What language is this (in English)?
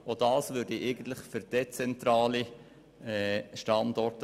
Swiss German